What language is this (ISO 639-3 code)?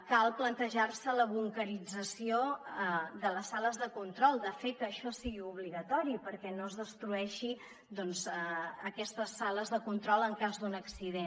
cat